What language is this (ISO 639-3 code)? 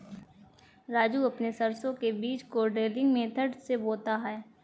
hin